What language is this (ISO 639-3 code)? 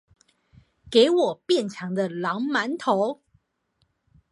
zho